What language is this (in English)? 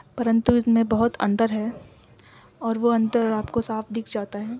Urdu